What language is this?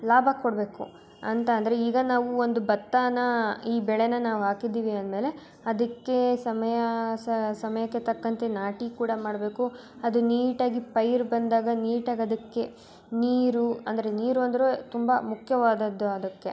Kannada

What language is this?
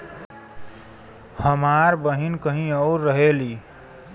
Bhojpuri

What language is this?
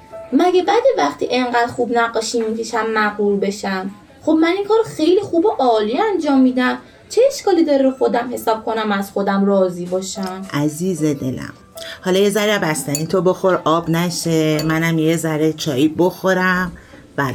Persian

